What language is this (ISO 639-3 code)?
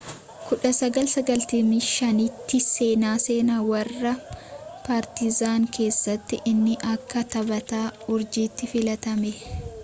orm